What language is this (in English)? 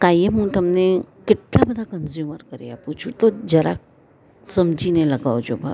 Gujarati